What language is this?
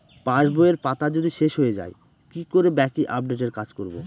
Bangla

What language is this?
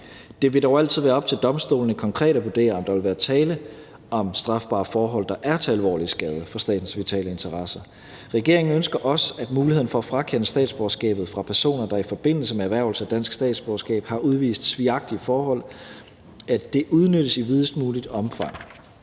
Danish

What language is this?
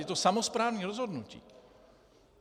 Czech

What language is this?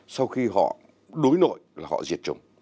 Vietnamese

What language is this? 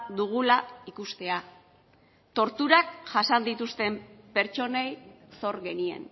Basque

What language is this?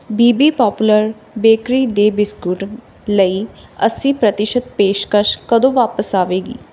Punjabi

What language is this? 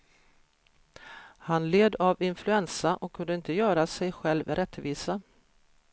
Swedish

